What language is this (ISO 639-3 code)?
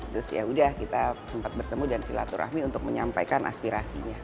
ind